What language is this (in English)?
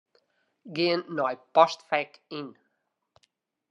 Western Frisian